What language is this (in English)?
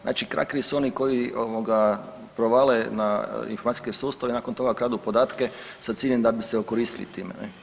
Croatian